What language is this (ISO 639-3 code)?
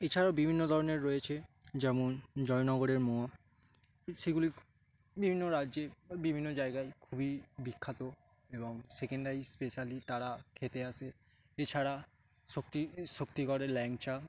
ben